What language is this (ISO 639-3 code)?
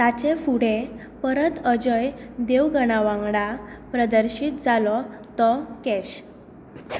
kok